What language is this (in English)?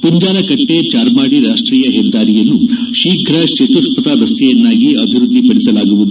Kannada